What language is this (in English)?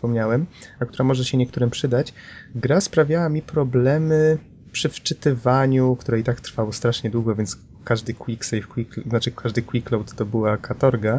Polish